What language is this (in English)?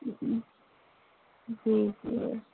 Urdu